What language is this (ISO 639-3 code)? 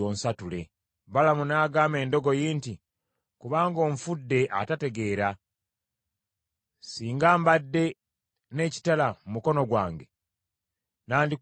lug